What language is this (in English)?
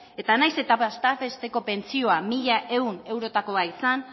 Basque